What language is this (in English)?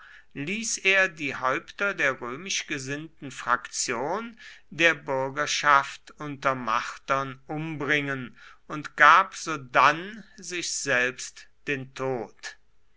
German